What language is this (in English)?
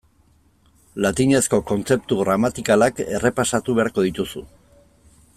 Basque